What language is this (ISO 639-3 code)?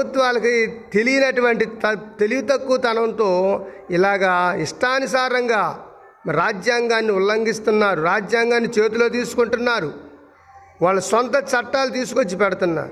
tel